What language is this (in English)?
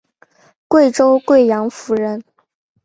Chinese